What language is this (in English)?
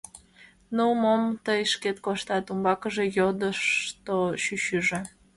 Mari